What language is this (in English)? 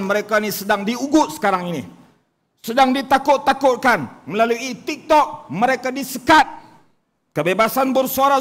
Malay